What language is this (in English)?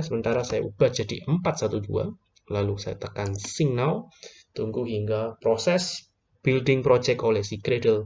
Indonesian